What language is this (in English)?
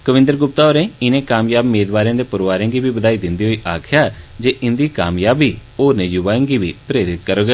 Dogri